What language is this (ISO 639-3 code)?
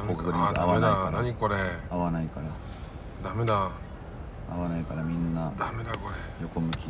jpn